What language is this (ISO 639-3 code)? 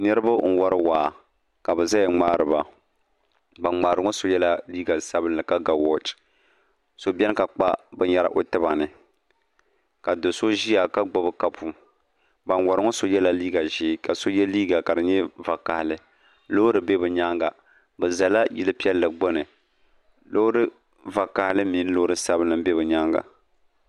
dag